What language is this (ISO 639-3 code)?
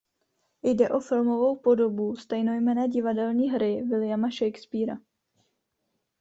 ces